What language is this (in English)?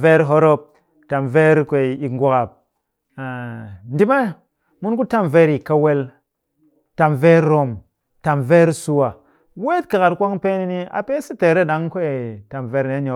Cakfem-Mushere